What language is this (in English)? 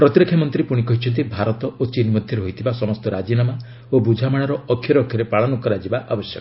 Odia